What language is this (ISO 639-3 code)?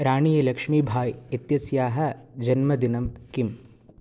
san